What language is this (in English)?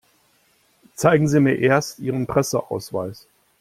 German